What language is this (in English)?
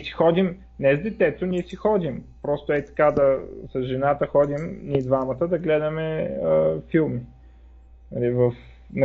Bulgarian